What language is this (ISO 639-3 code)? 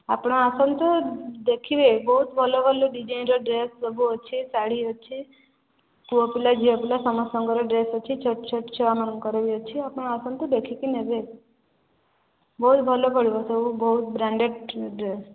ori